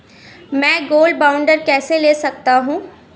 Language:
Hindi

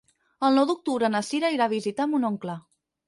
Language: Catalan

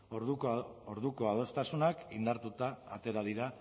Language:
Basque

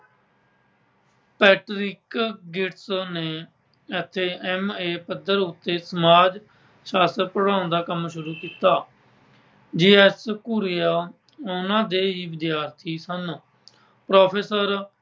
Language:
Punjabi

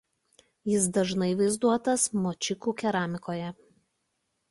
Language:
Lithuanian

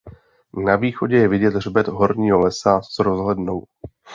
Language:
Czech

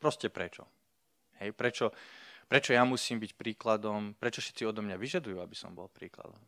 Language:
Slovak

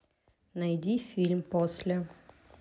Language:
Russian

